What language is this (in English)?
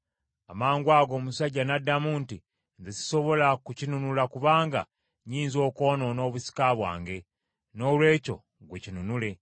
Ganda